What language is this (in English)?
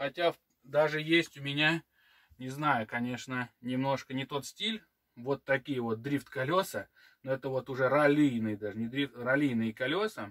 Russian